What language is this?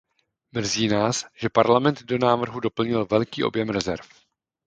Czech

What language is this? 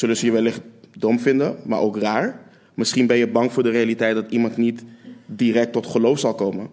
Dutch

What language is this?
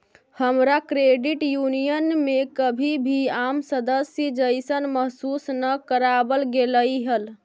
Magahi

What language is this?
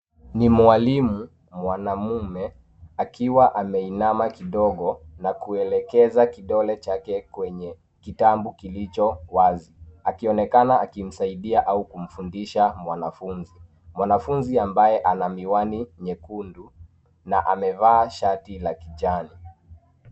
Swahili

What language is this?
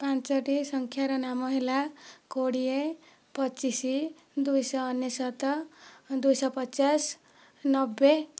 Odia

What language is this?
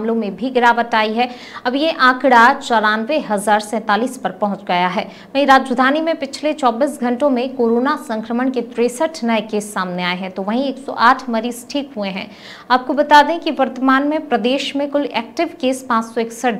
Hindi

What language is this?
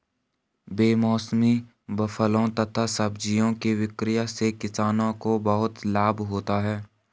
Hindi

